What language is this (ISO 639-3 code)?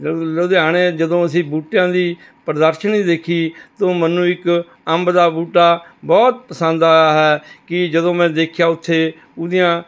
pan